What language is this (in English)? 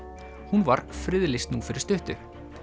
Icelandic